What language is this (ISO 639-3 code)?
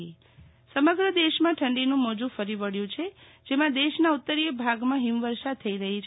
guj